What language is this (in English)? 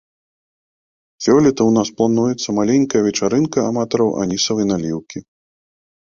Belarusian